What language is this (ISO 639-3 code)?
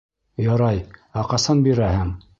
bak